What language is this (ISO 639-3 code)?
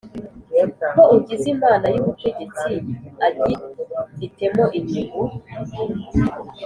kin